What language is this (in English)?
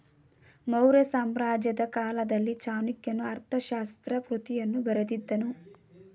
Kannada